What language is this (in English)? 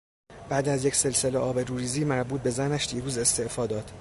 Persian